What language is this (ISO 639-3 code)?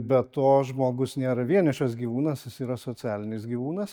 lit